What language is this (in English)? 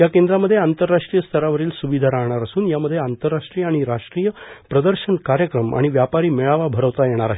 Marathi